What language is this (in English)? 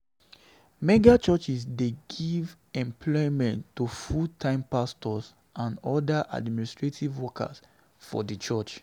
Nigerian Pidgin